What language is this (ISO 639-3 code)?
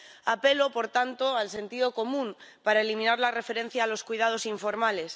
spa